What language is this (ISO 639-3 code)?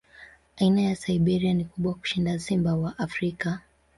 swa